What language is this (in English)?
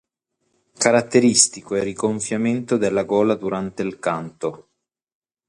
Italian